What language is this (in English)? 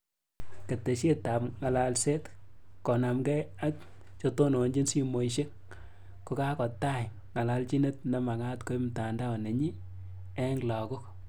Kalenjin